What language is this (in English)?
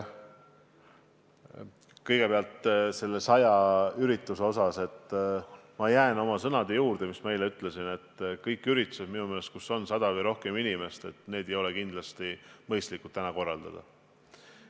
Estonian